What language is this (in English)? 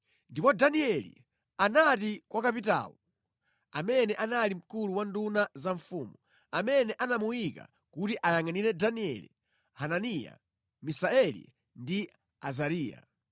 Nyanja